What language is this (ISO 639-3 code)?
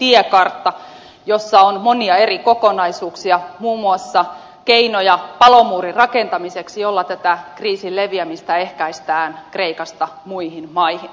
fin